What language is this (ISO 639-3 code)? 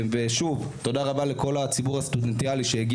heb